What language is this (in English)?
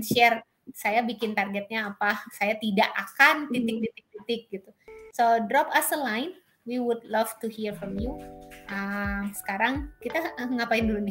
Indonesian